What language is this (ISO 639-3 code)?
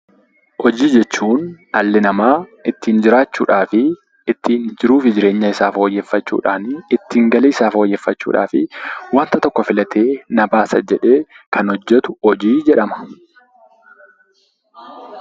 orm